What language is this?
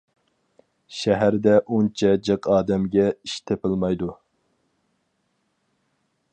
Uyghur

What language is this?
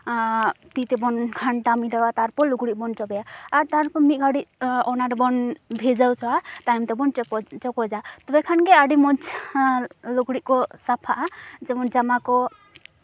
Santali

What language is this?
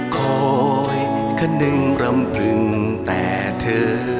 Thai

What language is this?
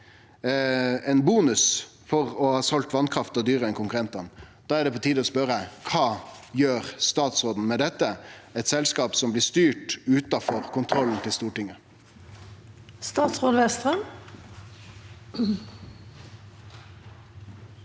Norwegian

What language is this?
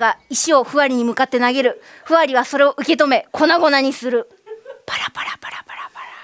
Japanese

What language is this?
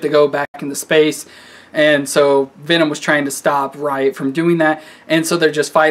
English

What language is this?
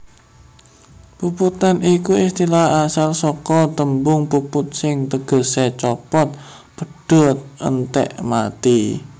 Javanese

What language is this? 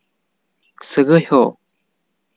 Santali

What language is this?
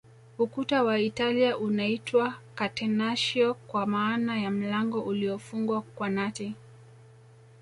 Swahili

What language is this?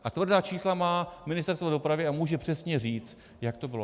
Czech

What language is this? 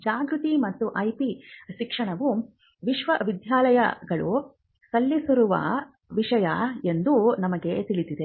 Kannada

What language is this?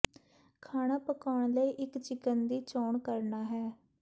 Punjabi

